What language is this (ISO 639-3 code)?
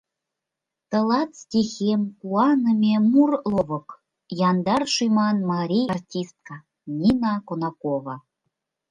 chm